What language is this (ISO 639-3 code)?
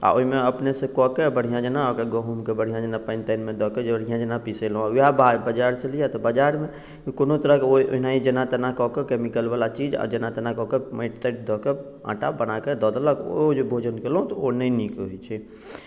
mai